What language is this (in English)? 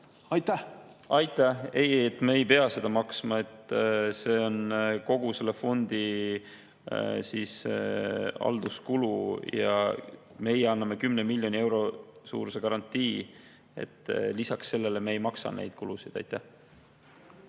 Estonian